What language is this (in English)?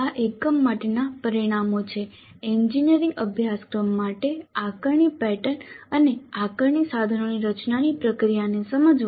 Gujarati